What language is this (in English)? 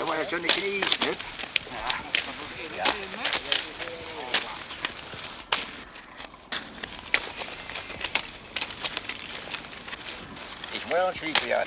German